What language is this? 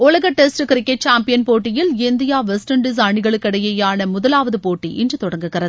Tamil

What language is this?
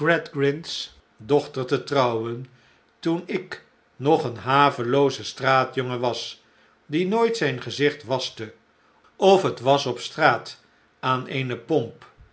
Dutch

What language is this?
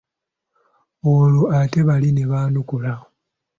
Ganda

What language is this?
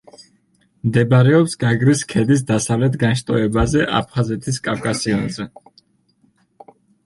Georgian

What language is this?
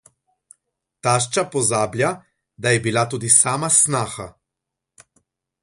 Slovenian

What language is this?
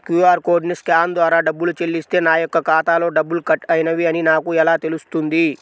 Telugu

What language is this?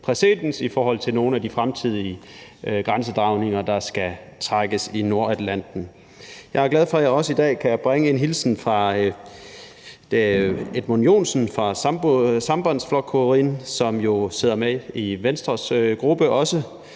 Danish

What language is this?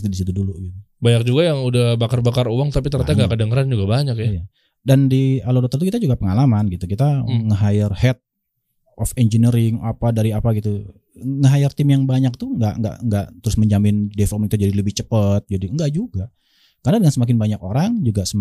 Indonesian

